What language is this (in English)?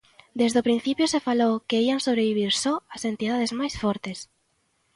Galician